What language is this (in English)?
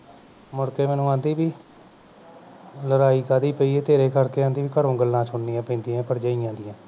Punjabi